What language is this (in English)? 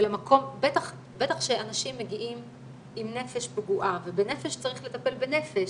Hebrew